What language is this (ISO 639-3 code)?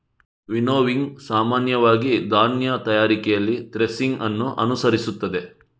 kan